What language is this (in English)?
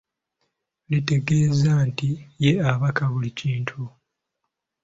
Ganda